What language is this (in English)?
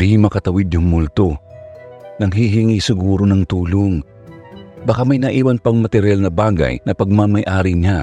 Filipino